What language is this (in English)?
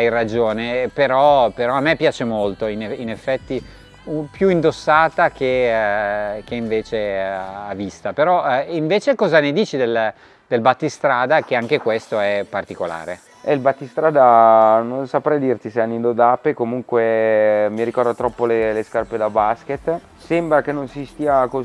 Italian